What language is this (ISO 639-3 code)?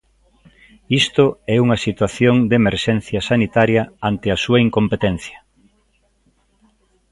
glg